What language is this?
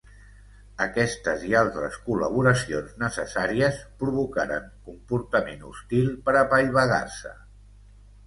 Catalan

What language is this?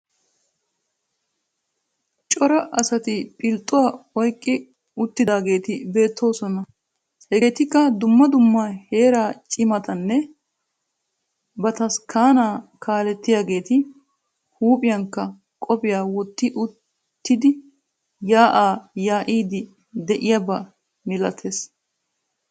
Wolaytta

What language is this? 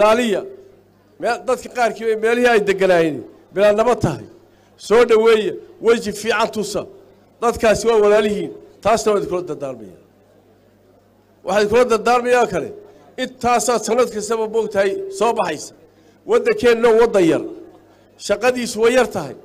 Arabic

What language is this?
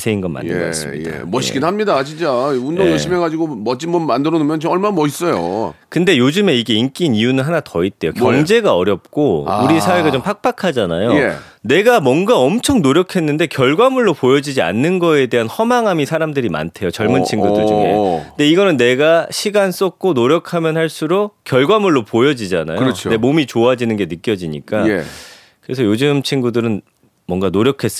Korean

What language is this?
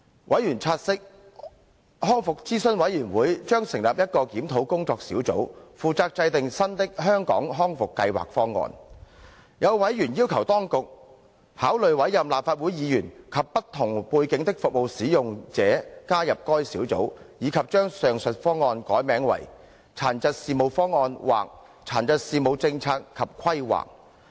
Cantonese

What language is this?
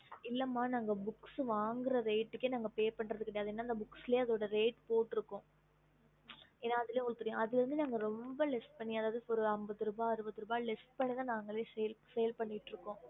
Tamil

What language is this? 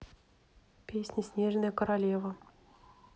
Russian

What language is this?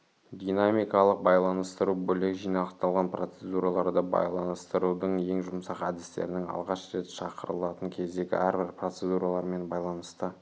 Kazakh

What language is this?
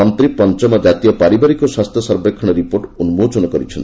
Odia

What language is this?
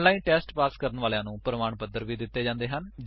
Punjabi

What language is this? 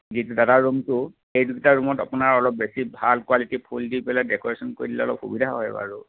Assamese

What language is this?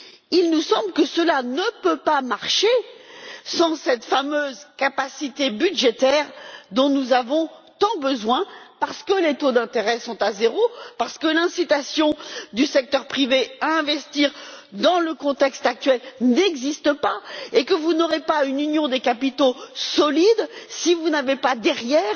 French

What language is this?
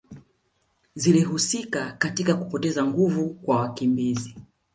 Swahili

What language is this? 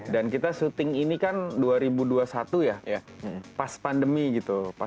Indonesian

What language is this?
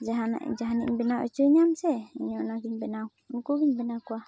Santali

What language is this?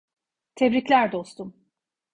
Turkish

